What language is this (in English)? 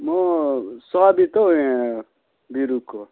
Nepali